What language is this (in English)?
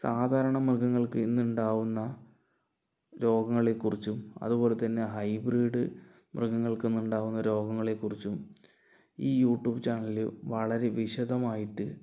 Malayalam